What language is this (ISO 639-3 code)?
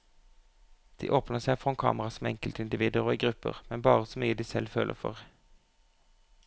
nor